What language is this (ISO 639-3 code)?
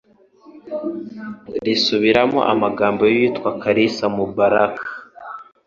kin